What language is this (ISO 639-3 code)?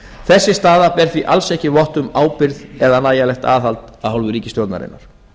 isl